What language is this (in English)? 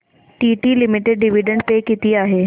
Marathi